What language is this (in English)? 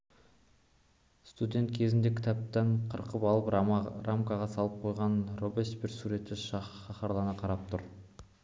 Kazakh